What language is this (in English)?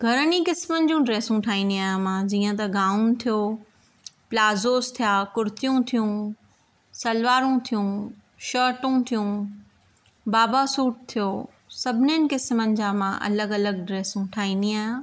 Sindhi